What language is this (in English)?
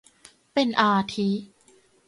Thai